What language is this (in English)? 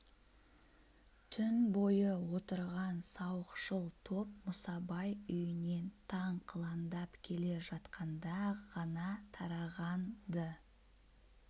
Kazakh